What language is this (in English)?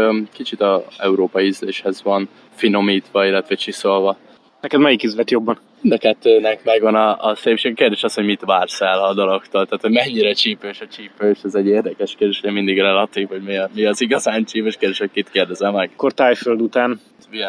Hungarian